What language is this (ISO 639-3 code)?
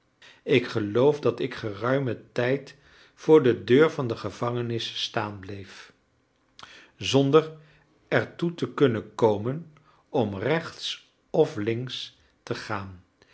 nld